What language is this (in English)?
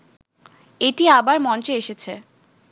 Bangla